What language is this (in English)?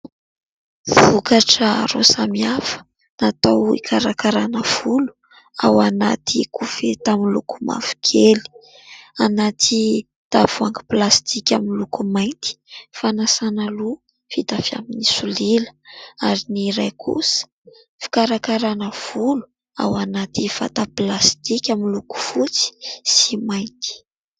Malagasy